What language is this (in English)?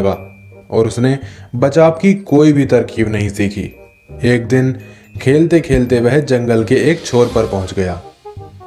Hindi